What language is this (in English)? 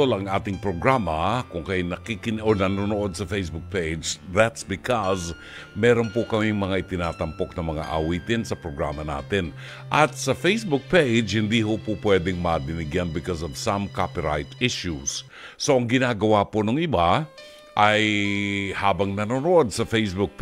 Filipino